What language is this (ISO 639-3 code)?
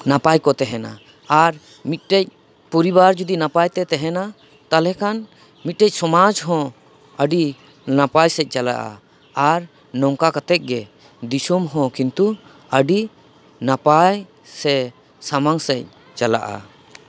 sat